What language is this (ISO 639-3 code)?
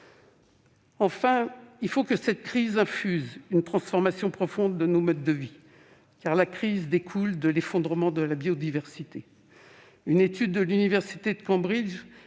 fra